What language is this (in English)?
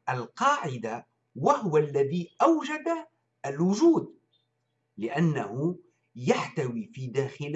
Arabic